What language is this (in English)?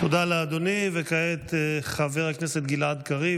Hebrew